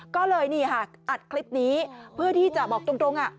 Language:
Thai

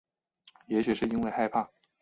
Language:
Chinese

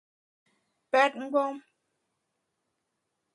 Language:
Bamun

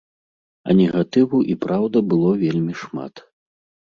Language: Belarusian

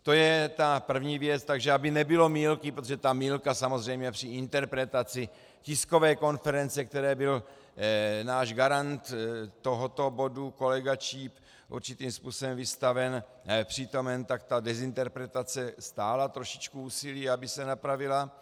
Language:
Czech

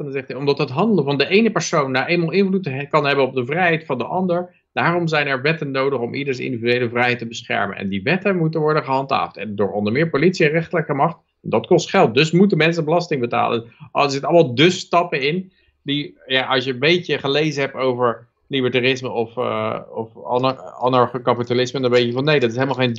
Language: Dutch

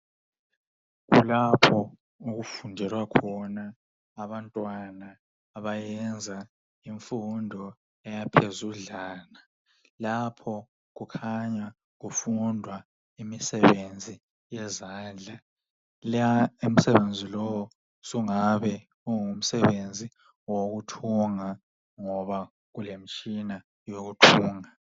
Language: North Ndebele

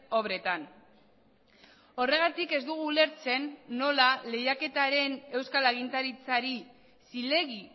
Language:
Basque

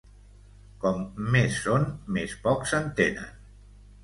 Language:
Catalan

